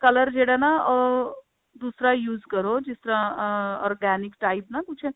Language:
Punjabi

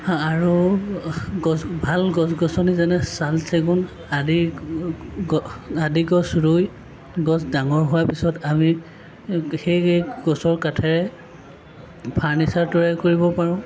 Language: Assamese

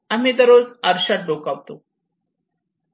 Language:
Marathi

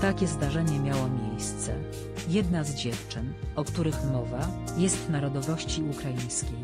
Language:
Polish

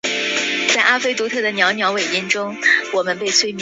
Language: Chinese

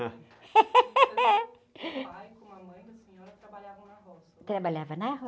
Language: Portuguese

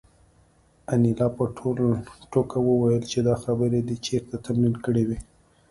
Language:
Pashto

